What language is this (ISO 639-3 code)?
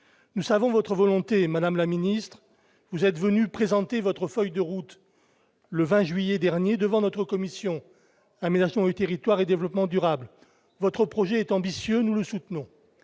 fra